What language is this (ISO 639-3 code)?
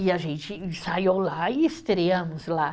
por